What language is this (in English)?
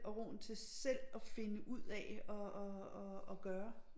Danish